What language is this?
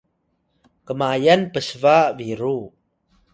Atayal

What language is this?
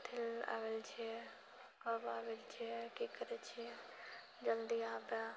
Maithili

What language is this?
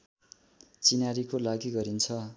Nepali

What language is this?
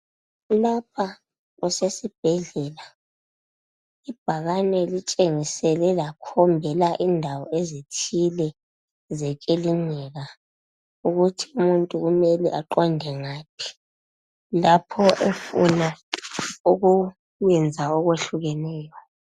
North Ndebele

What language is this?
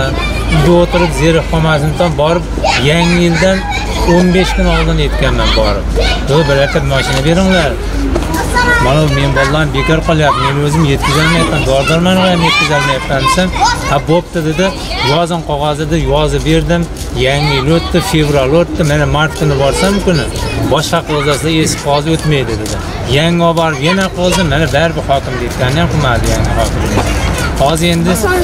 Turkish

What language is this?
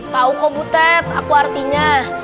Indonesian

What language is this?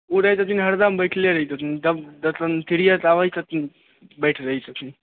Maithili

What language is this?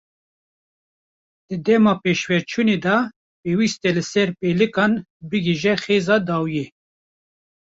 Kurdish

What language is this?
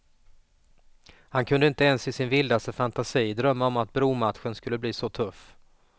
Swedish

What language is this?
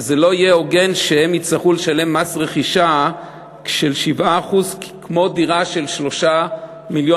Hebrew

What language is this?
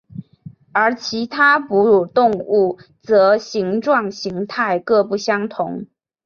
Chinese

